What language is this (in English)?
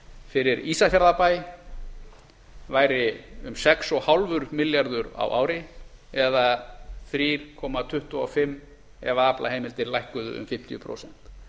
Icelandic